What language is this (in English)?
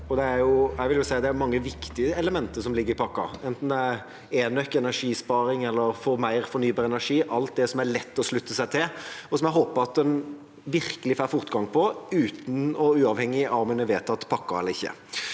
Norwegian